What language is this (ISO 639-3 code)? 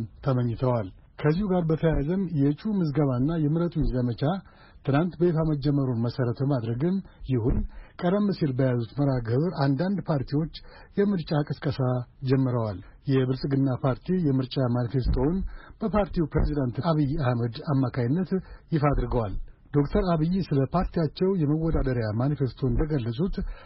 amh